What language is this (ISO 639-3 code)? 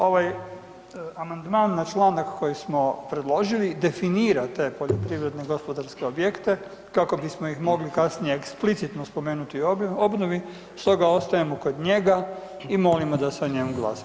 hrv